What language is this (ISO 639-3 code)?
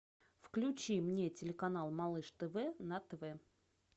rus